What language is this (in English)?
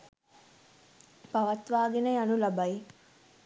Sinhala